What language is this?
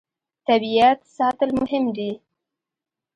Pashto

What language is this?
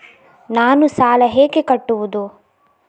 Kannada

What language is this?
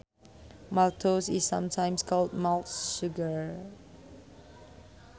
Sundanese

